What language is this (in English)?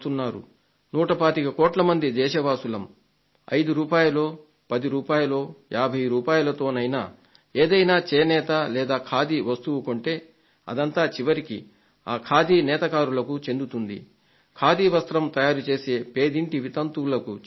Telugu